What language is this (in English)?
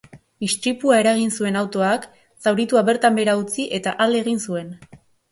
Basque